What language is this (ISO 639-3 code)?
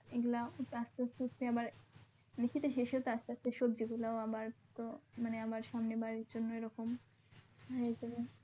ben